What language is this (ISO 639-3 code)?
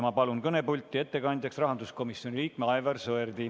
est